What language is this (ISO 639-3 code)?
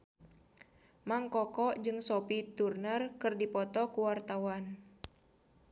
sun